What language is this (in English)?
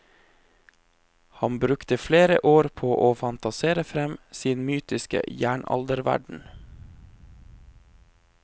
Norwegian